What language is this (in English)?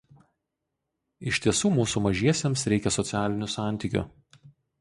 Lithuanian